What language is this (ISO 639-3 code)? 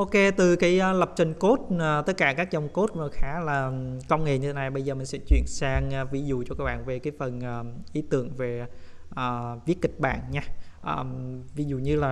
vie